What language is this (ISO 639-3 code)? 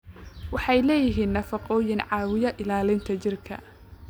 som